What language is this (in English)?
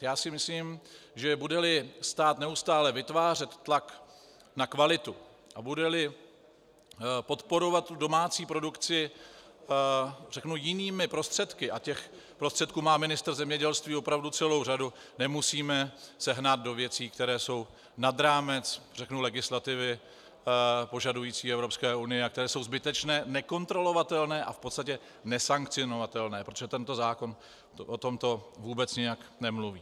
Czech